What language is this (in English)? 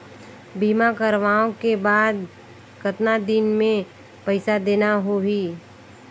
Chhattisgarhi